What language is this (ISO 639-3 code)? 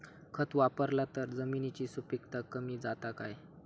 mar